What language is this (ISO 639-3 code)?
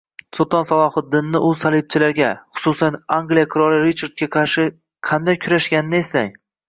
uzb